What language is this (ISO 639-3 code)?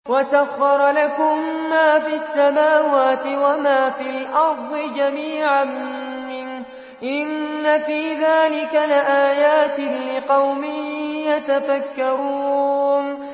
ara